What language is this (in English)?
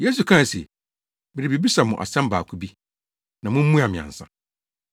Akan